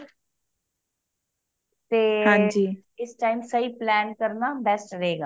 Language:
Punjabi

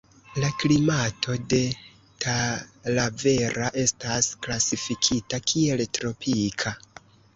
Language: Esperanto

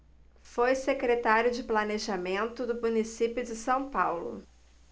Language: Portuguese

